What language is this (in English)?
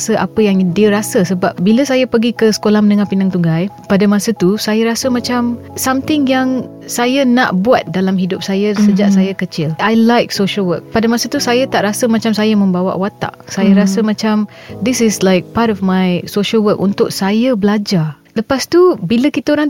Malay